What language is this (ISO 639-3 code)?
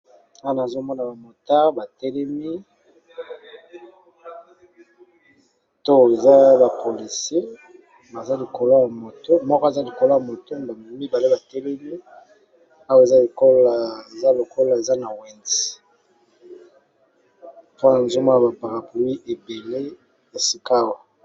lin